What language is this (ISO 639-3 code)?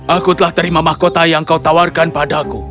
ind